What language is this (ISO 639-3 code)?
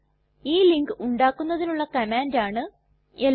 mal